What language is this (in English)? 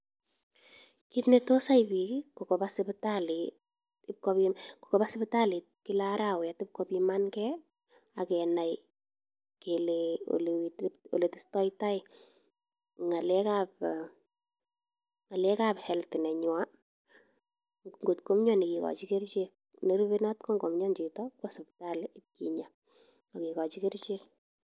Kalenjin